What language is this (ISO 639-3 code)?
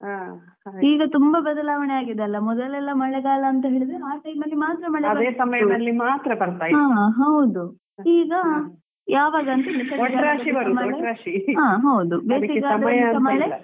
kan